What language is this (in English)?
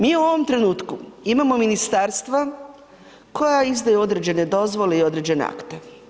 Croatian